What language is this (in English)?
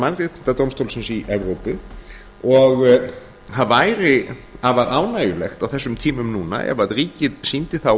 Icelandic